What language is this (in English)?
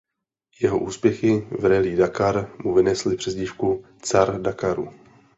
Czech